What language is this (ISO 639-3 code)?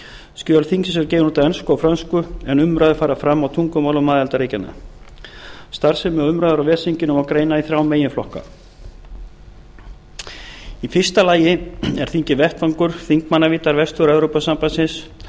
isl